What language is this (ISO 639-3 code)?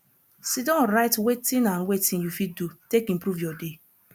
pcm